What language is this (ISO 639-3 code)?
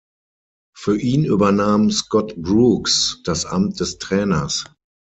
deu